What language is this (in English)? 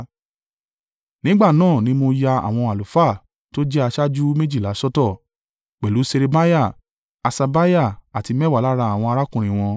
Yoruba